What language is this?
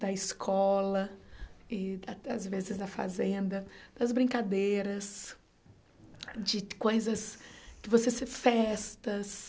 Portuguese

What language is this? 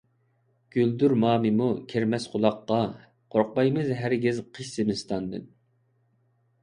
Uyghur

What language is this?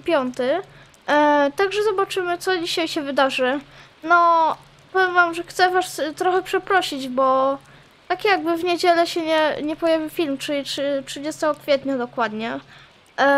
Polish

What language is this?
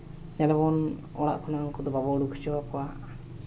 Santali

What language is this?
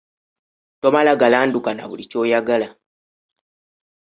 Ganda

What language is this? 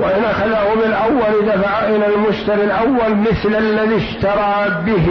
Arabic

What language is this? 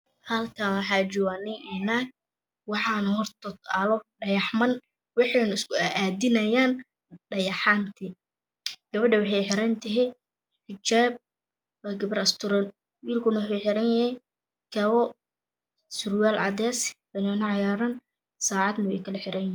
Somali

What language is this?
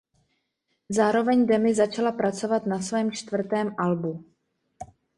Czech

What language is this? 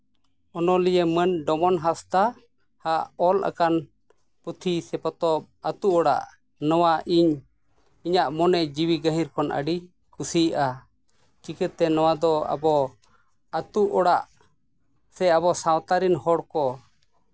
Santali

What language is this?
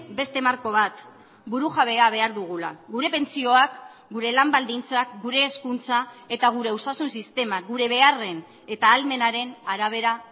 Basque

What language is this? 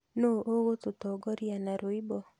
Kikuyu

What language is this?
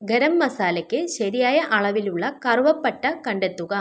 Malayalam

